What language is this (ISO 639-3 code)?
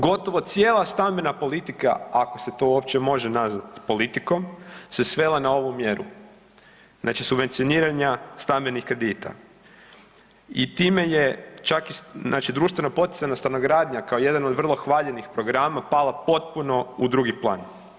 hrv